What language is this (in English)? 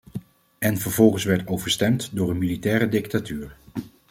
Dutch